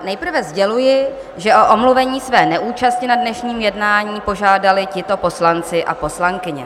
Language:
Czech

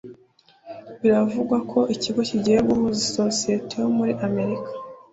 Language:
Kinyarwanda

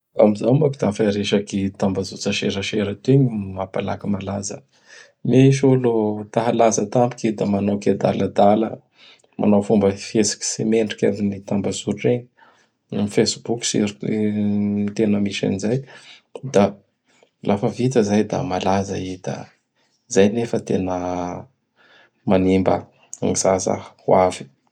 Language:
Bara Malagasy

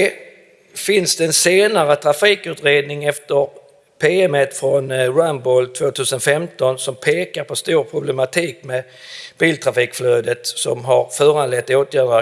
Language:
Swedish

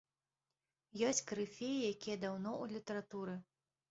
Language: Belarusian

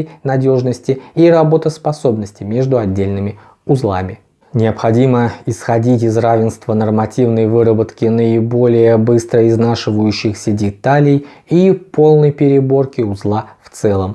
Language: Russian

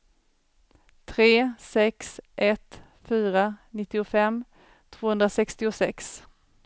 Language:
Swedish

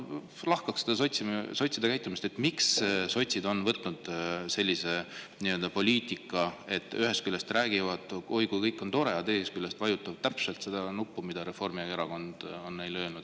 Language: Estonian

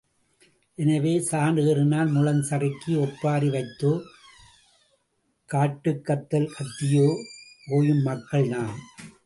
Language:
Tamil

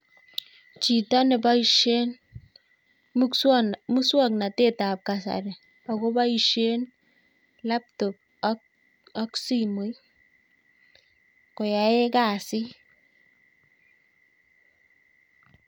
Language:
Kalenjin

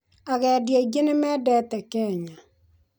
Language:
Kikuyu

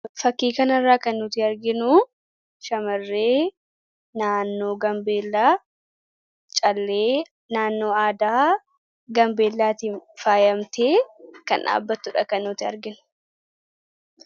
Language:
Oromo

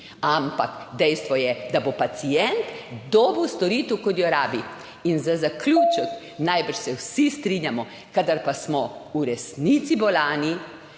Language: Slovenian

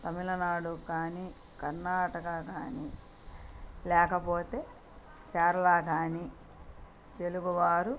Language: Telugu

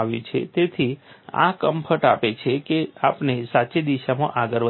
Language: Gujarati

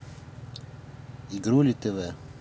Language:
Russian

